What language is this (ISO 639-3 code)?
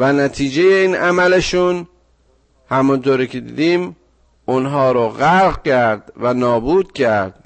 fas